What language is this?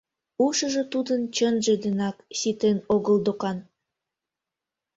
Mari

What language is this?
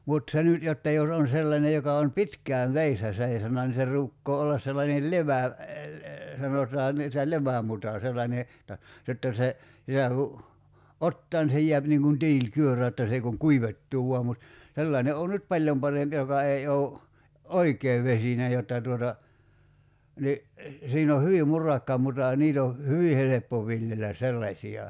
Finnish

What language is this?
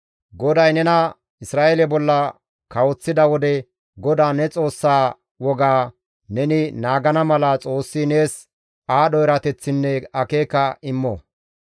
Gamo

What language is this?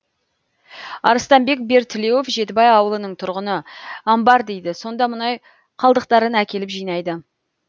Kazakh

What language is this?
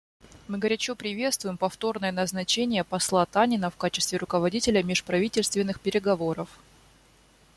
Russian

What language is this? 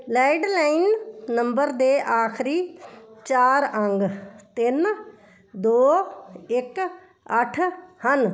Punjabi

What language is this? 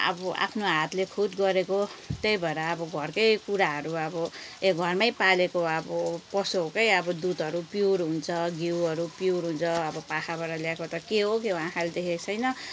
Nepali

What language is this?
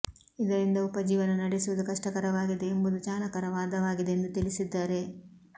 Kannada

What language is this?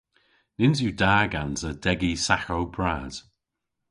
Cornish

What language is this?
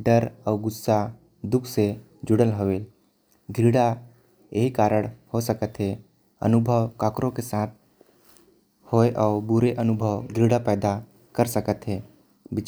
Korwa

